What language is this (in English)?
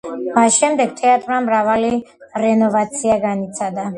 Georgian